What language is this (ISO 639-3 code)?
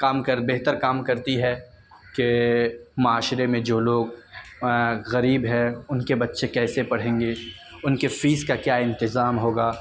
urd